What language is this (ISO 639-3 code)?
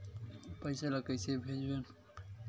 hne